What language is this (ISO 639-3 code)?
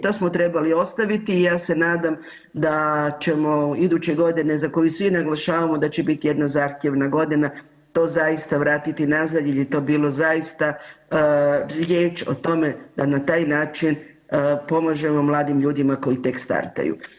hrv